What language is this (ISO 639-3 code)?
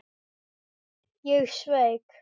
isl